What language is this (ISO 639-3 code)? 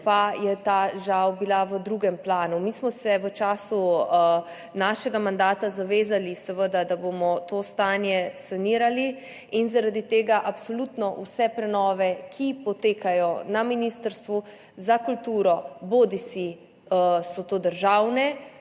slv